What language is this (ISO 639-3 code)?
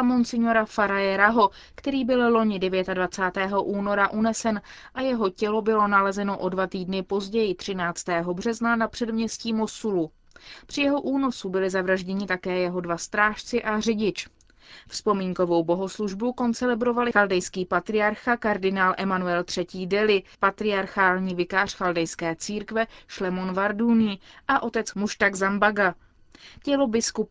ces